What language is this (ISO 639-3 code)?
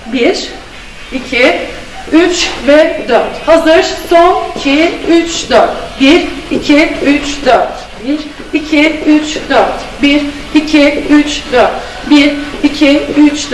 tur